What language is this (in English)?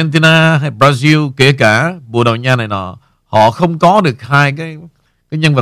Vietnamese